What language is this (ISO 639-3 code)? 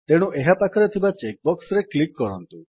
ori